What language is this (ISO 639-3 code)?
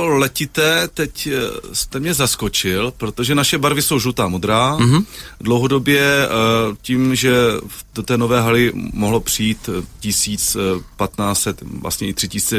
ces